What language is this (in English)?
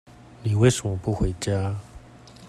Chinese